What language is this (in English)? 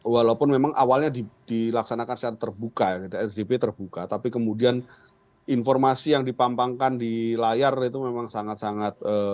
Indonesian